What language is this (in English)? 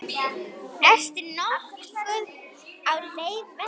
Icelandic